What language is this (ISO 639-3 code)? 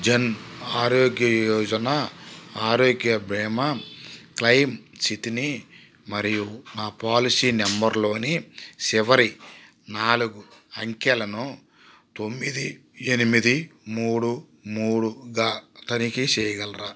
tel